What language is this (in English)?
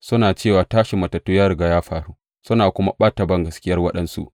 Hausa